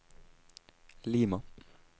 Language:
Norwegian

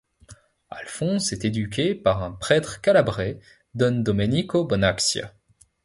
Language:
French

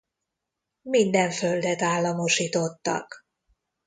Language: Hungarian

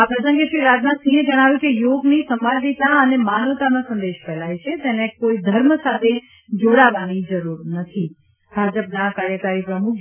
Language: Gujarati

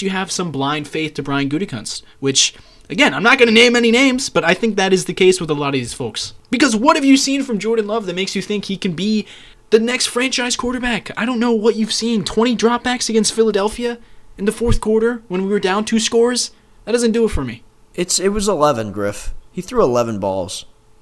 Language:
English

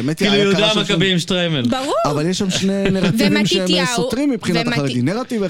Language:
Hebrew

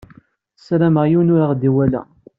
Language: Kabyle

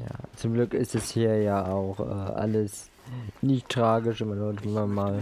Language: German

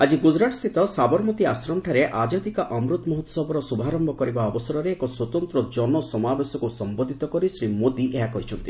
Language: Odia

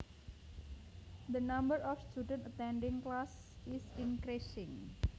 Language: Javanese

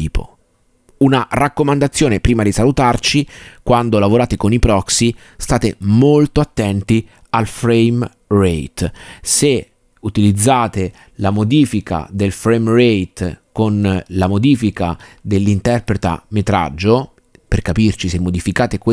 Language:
Italian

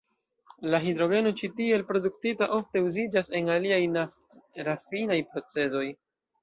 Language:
Esperanto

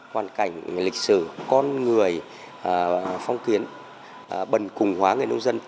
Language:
Vietnamese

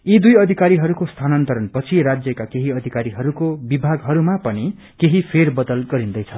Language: Nepali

